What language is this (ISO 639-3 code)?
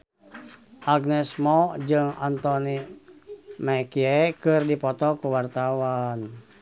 sun